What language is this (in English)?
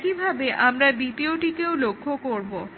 Bangla